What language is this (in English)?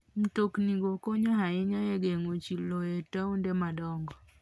Luo (Kenya and Tanzania)